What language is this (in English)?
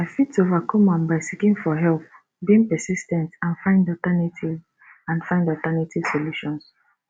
Nigerian Pidgin